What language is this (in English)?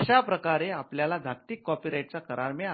Marathi